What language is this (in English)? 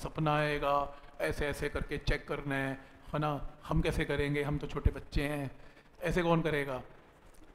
Hindi